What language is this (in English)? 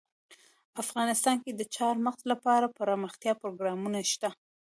Pashto